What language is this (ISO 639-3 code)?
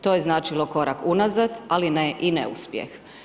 hrv